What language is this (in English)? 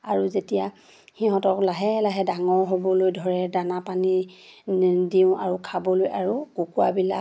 Assamese